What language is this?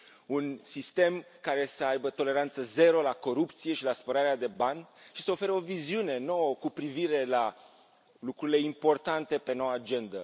Romanian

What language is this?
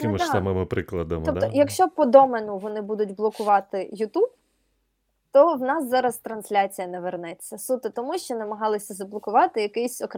Ukrainian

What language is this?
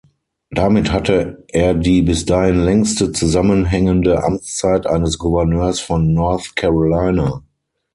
German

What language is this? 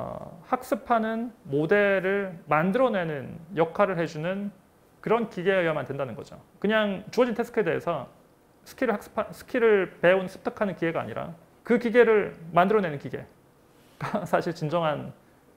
Korean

